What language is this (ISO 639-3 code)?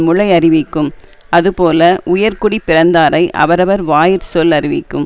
tam